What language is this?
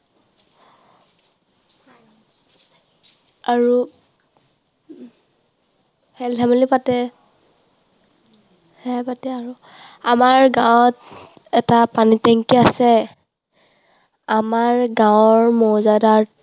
Assamese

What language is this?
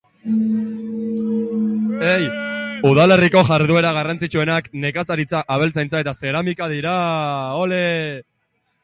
Basque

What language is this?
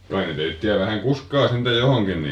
Finnish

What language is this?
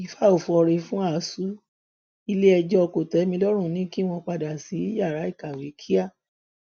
Yoruba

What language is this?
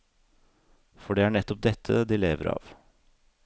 Norwegian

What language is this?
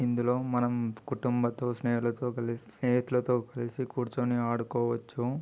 Telugu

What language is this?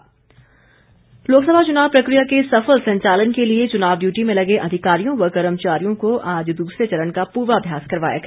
Hindi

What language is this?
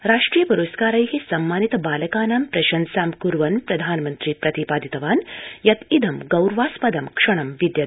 Sanskrit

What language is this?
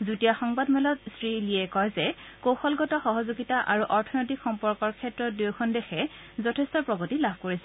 Assamese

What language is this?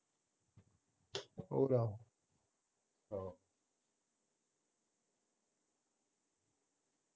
Punjabi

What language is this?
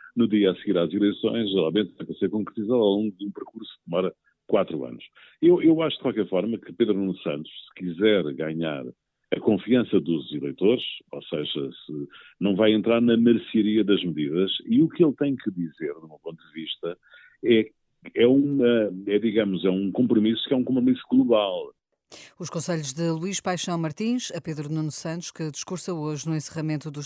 Portuguese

